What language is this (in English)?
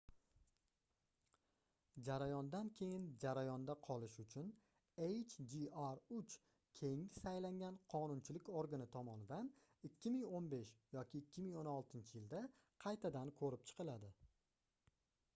Uzbek